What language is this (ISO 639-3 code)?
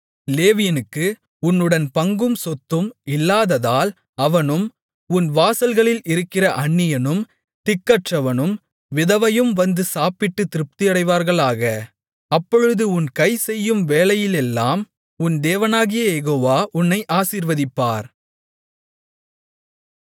tam